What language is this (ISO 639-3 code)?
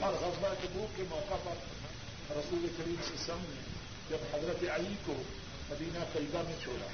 urd